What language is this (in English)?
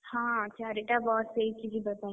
Odia